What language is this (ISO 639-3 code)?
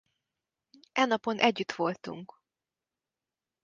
hun